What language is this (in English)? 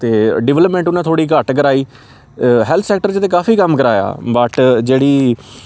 Dogri